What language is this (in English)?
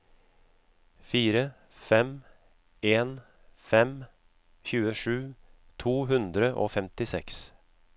Norwegian